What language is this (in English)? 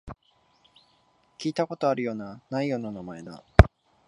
Japanese